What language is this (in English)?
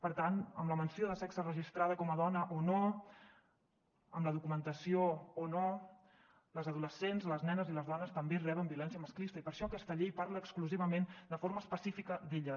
Catalan